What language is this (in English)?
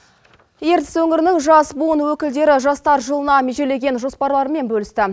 Kazakh